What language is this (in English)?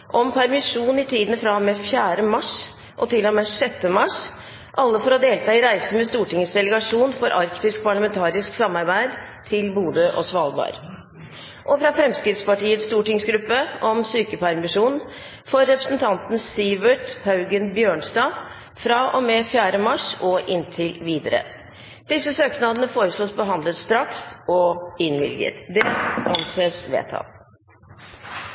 Norwegian Bokmål